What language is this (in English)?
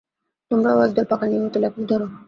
Bangla